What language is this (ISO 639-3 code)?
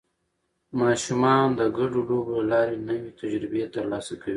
pus